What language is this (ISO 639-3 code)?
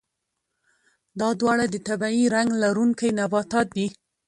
pus